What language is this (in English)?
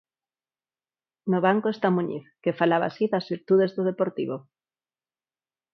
Galician